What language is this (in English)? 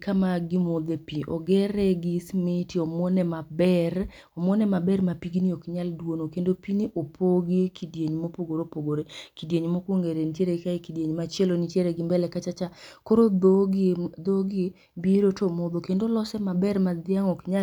Luo (Kenya and Tanzania)